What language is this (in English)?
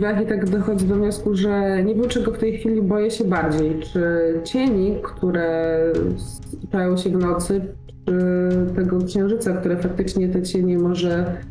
Polish